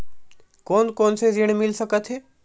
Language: Chhattisgarhi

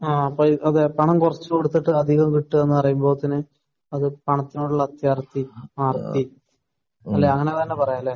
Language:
Malayalam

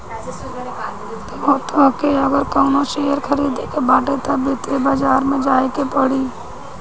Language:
Bhojpuri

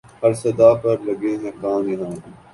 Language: Urdu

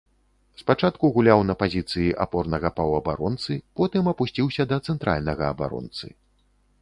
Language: Belarusian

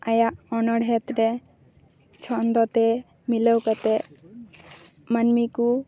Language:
Santali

